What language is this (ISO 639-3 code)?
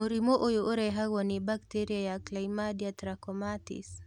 kik